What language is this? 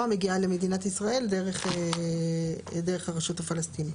Hebrew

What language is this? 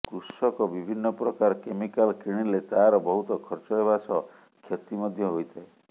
Odia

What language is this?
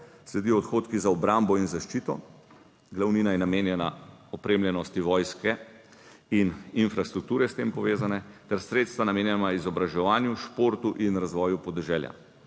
Slovenian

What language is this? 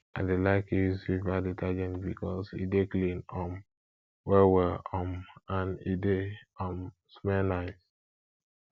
Nigerian Pidgin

